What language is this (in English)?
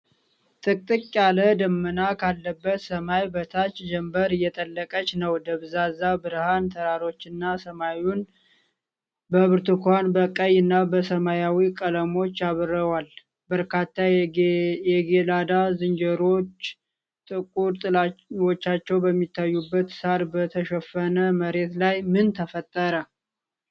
Amharic